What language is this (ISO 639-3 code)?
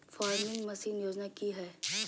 mag